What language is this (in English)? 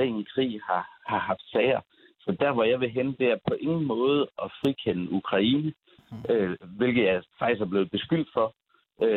Danish